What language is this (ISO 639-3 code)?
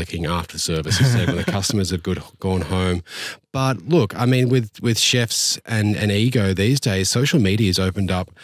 eng